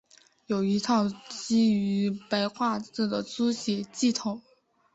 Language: Chinese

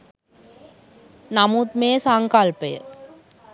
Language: Sinhala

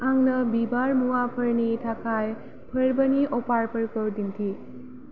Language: Bodo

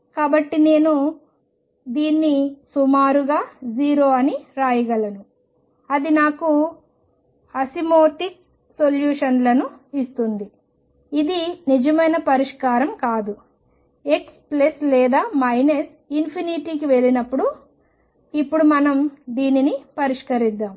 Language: Telugu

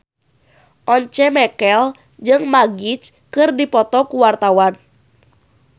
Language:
Sundanese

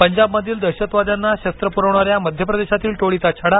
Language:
Marathi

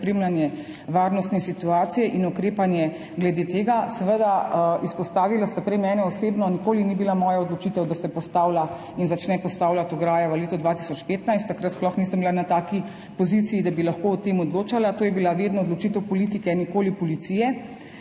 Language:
Slovenian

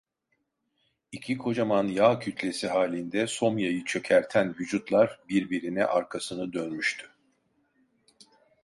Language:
Turkish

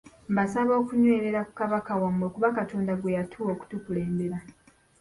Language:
Ganda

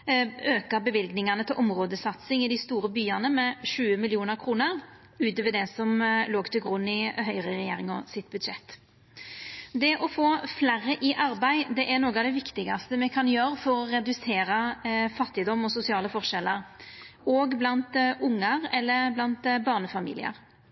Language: Norwegian Nynorsk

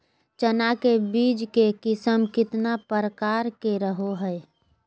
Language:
Magahi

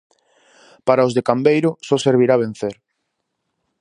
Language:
Galician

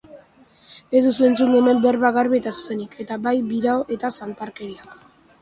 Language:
Basque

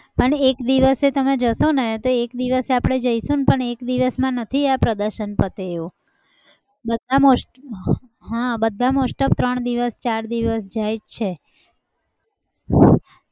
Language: Gujarati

